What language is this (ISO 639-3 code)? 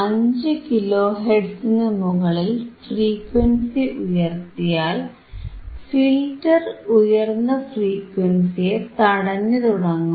mal